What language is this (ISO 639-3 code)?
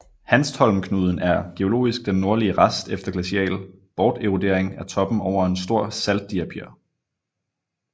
dan